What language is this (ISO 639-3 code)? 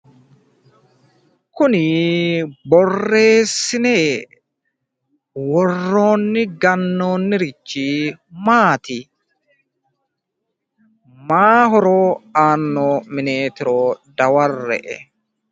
sid